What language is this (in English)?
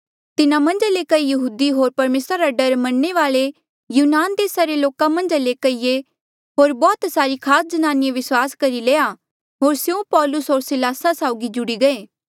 Mandeali